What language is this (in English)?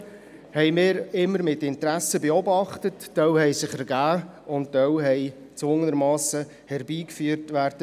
Swiss German